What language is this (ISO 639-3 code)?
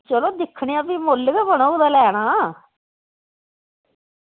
doi